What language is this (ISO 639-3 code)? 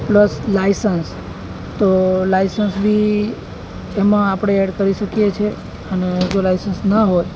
guj